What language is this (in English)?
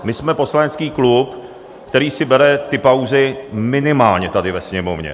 Czech